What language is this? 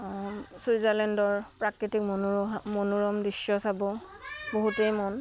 Assamese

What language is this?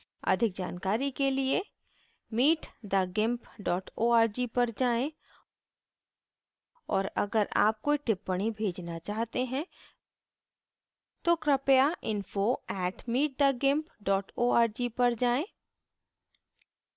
Hindi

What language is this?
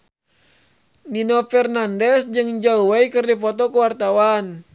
Sundanese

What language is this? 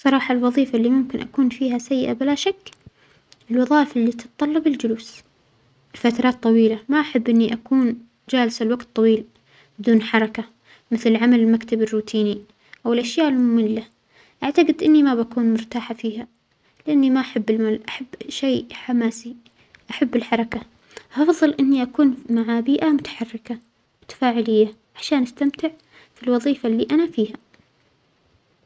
Omani Arabic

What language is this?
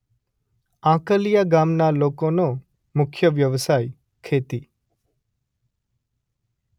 Gujarati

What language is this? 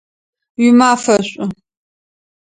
Adyghe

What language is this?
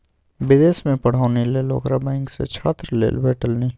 Maithili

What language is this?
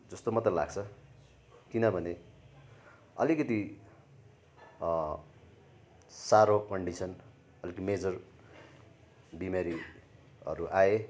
Nepali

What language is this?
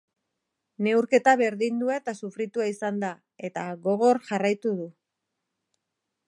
Basque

